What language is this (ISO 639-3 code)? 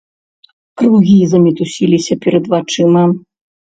bel